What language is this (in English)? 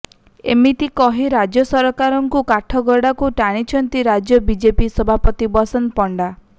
Odia